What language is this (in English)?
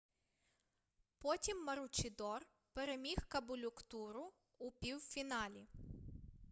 Ukrainian